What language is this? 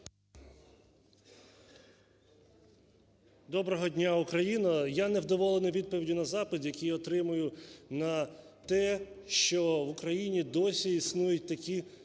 Ukrainian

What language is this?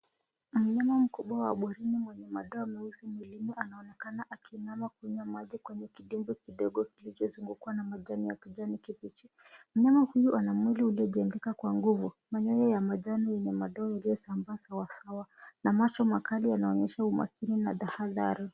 Swahili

